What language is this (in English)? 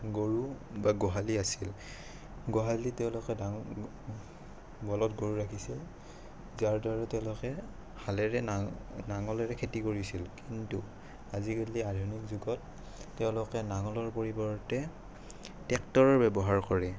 Assamese